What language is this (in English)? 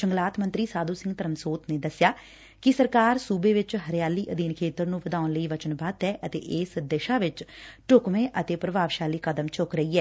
Punjabi